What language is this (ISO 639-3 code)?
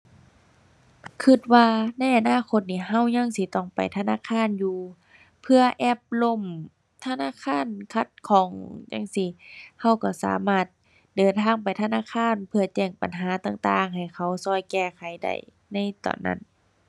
tha